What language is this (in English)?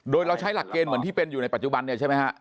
Thai